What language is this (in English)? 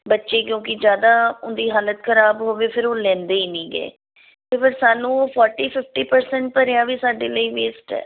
Punjabi